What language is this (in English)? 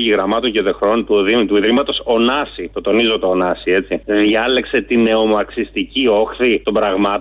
Greek